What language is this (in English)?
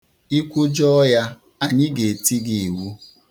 Igbo